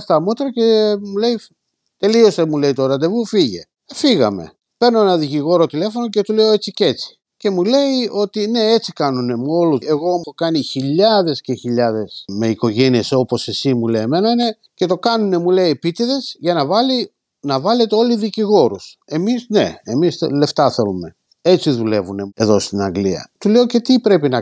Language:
Greek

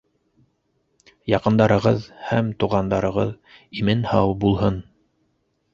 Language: Bashkir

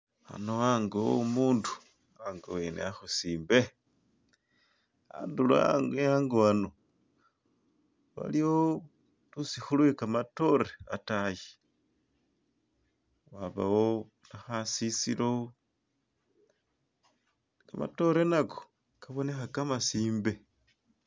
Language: Masaaba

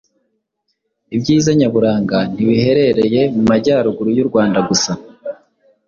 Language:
Kinyarwanda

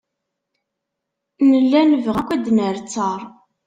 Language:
Kabyle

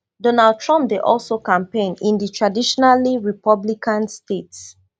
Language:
Nigerian Pidgin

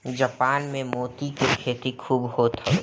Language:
Bhojpuri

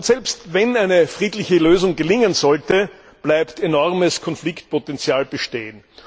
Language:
German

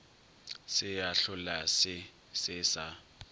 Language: Northern Sotho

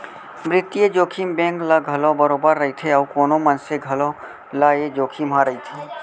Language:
Chhattisgarhi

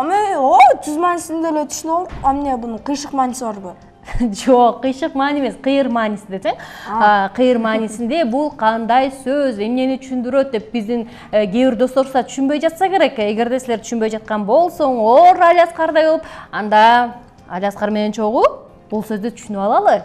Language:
Turkish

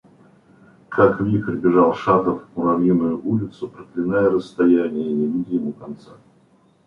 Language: Russian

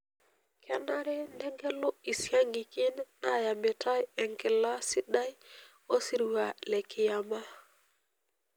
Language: Masai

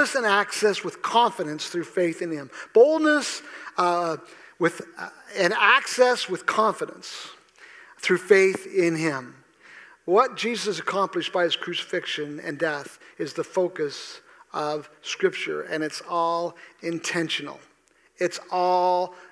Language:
English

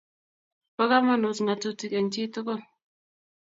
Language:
Kalenjin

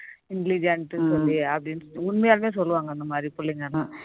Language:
Tamil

